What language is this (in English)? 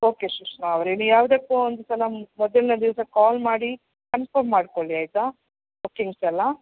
Kannada